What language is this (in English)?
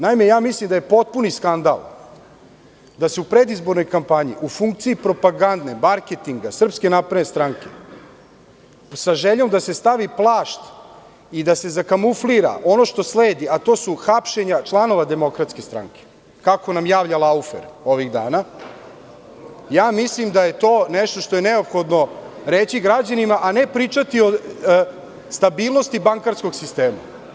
Serbian